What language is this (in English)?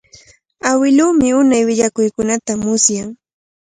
Cajatambo North Lima Quechua